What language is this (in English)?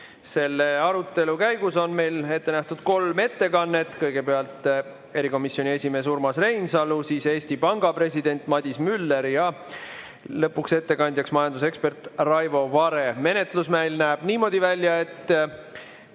Estonian